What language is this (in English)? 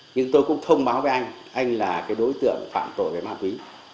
Vietnamese